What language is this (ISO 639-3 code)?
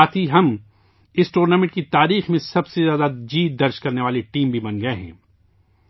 urd